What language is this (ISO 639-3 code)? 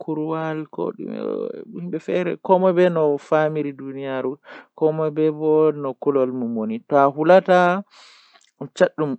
fuh